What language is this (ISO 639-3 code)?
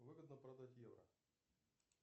rus